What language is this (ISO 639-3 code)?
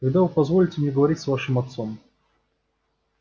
rus